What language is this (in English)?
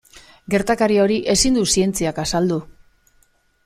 Basque